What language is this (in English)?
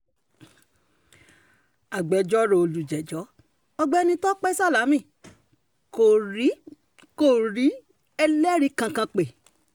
Yoruba